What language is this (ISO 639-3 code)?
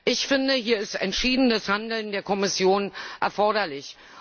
deu